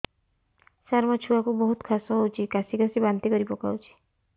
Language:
Odia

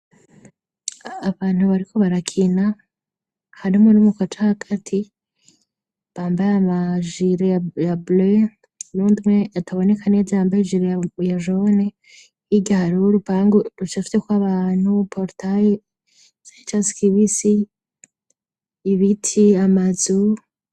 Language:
Rundi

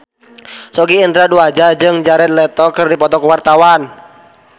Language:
Sundanese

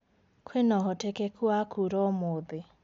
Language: Kikuyu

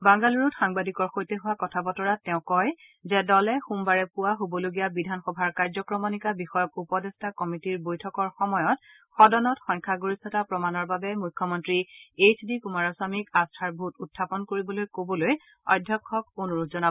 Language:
Assamese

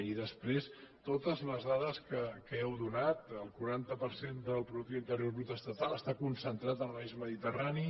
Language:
Catalan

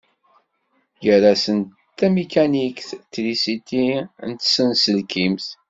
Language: Kabyle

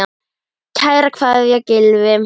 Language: Icelandic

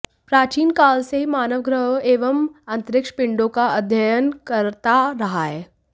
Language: Hindi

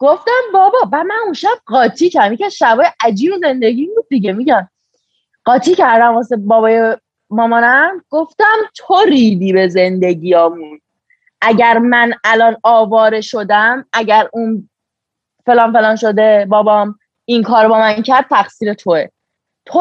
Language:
Persian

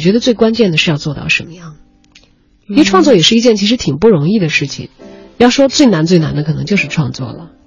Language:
Chinese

